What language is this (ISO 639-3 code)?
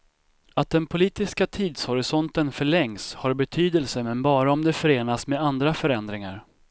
swe